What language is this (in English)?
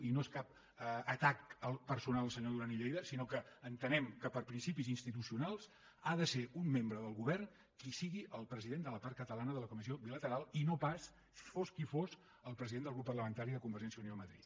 Catalan